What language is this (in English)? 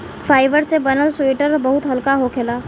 Bhojpuri